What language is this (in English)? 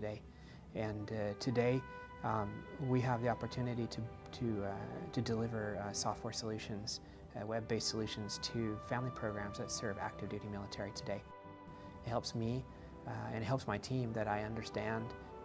English